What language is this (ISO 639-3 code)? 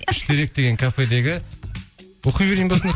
kaz